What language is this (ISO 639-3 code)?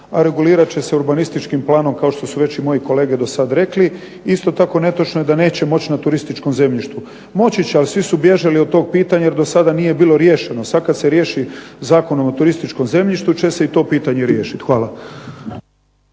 hrv